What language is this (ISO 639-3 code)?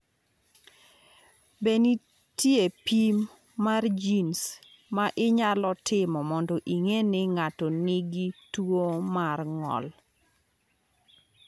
luo